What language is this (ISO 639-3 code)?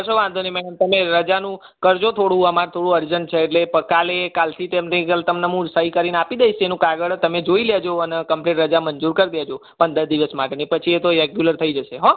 guj